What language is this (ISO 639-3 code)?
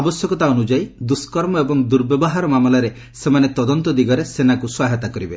ori